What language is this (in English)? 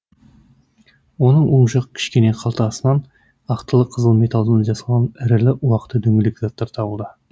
Kazakh